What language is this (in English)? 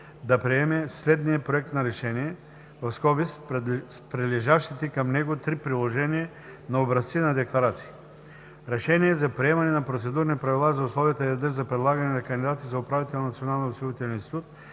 Bulgarian